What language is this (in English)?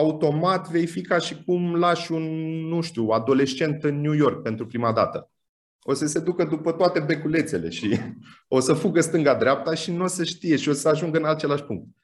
Romanian